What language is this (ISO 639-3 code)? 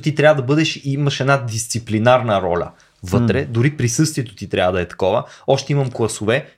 bul